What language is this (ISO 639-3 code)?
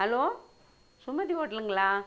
tam